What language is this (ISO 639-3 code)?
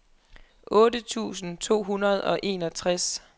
dan